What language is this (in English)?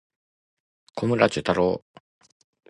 Japanese